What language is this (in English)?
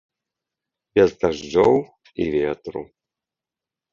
Belarusian